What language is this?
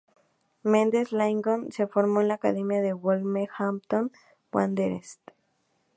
Spanish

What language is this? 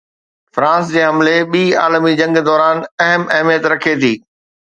Sindhi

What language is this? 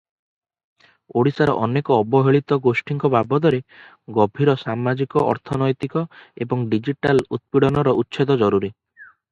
Odia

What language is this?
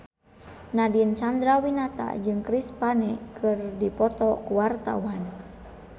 Sundanese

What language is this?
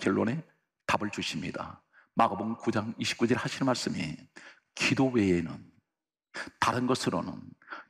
Korean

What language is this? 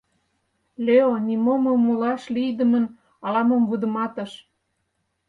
Mari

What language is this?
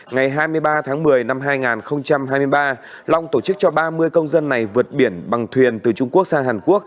Vietnamese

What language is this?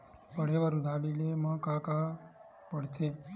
Chhattisgarhi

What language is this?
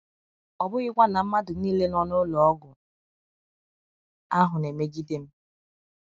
Igbo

